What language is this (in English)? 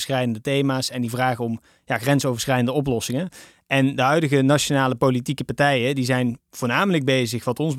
Dutch